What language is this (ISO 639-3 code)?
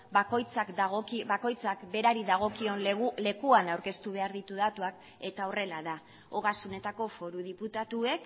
eus